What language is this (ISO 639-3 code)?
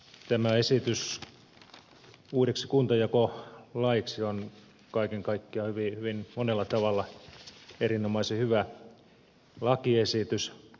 fin